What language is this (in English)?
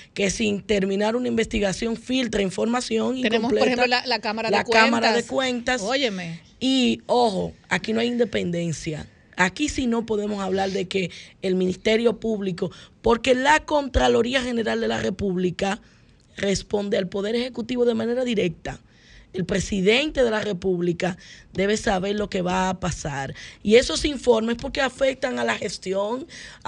Spanish